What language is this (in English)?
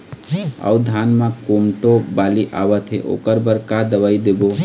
Chhattisgarhi